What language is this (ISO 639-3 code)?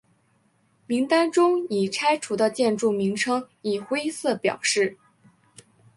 zho